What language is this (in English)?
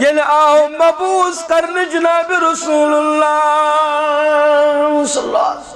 Arabic